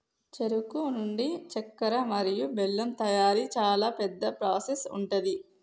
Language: Telugu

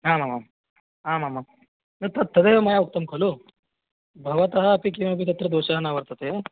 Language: Sanskrit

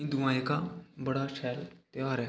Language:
Dogri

